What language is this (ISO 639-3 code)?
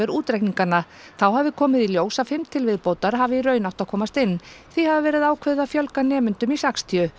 isl